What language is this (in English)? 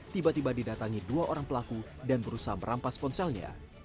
Indonesian